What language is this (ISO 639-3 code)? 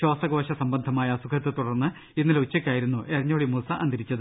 mal